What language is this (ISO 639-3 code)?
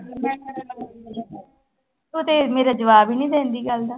pan